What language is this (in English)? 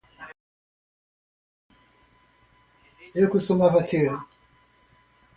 Portuguese